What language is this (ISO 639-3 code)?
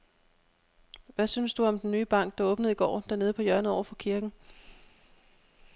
dan